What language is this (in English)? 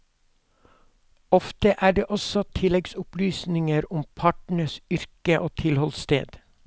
Norwegian